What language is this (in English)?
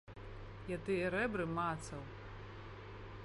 Belarusian